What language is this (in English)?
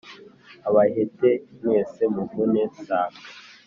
Kinyarwanda